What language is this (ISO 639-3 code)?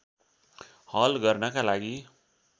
nep